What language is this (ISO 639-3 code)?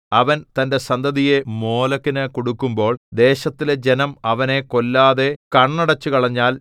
mal